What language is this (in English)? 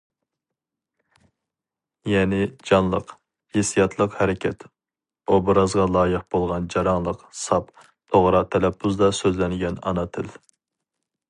Uyghur